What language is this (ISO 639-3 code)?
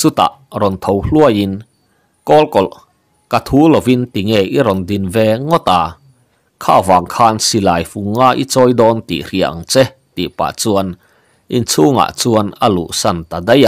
tha